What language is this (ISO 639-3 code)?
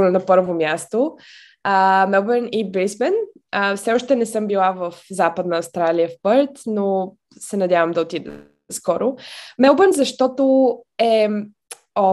bul